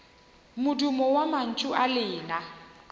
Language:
Northern Sotho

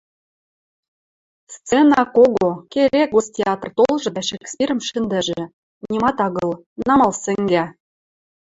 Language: Western Mari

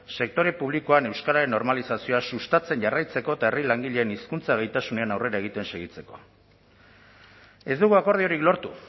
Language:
Basque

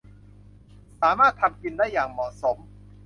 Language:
Thai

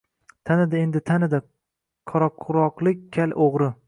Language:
Uzbek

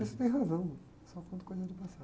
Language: Portuguese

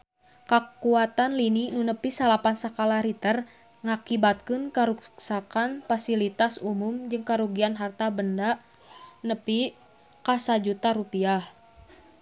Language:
Sundanese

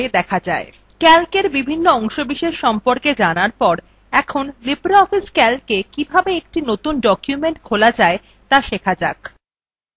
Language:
Bangla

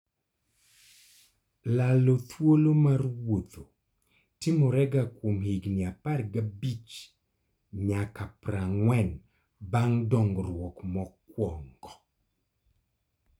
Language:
Luo (Kenya and Tanzania)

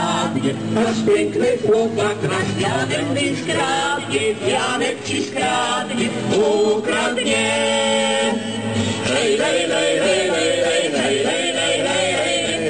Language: Polish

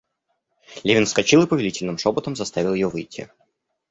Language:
Russian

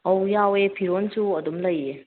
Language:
Manipuri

